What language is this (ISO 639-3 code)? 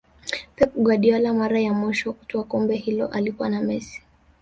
swa